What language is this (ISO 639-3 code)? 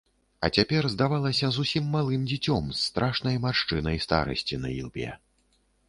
bel